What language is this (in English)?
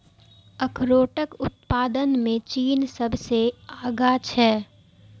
Maithili